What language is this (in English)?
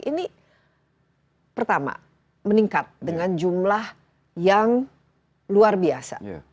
Indonesian